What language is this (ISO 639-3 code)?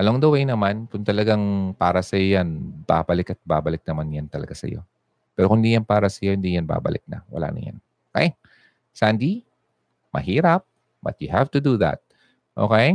fil